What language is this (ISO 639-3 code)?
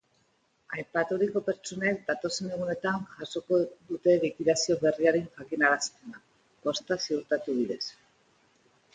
eus